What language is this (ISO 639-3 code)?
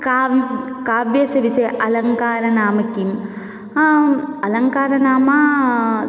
san